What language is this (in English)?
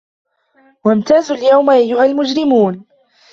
Arabic